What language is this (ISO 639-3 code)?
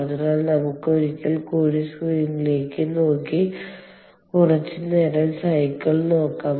mal